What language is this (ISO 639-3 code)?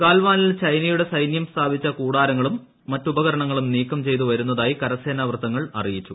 mal